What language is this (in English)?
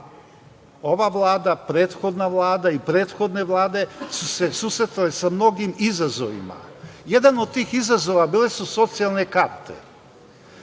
Serbian